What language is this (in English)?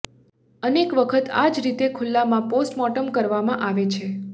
Gujarati